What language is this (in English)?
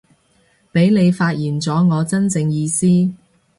Cantonese